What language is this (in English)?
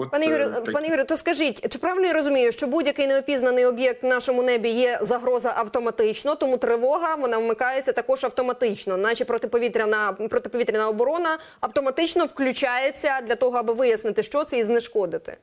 Russian